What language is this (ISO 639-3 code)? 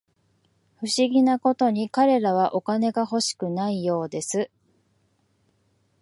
jpn